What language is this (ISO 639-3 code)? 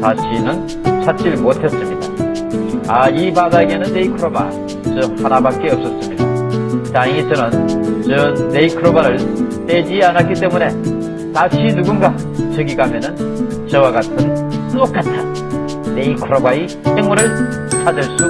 kor